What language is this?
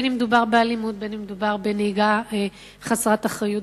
Hebrew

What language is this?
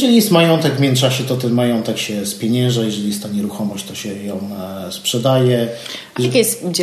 Polish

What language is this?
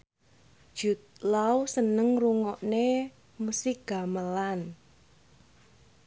Javanese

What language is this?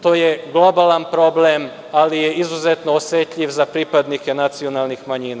Serbian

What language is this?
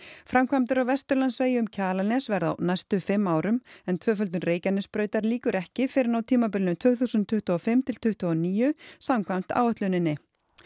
Icelandic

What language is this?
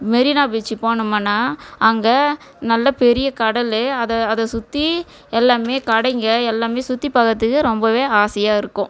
Tamil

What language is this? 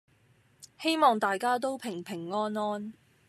Cantonese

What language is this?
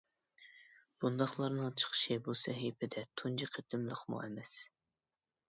Uyghur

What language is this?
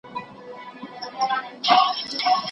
Pashto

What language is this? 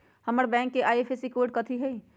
Magahi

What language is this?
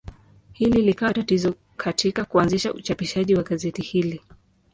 Swahili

